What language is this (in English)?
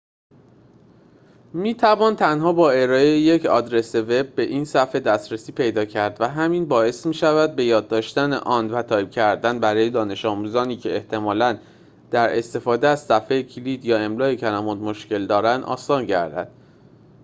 Persian